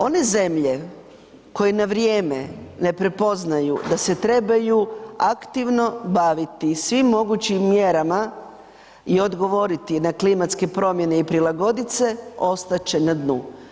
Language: Croatian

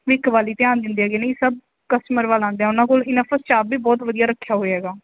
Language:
Punjabi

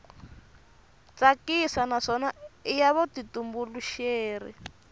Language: Tsonga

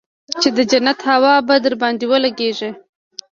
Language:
Pashto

